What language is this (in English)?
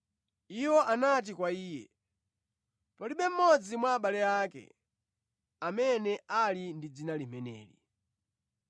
Nyanja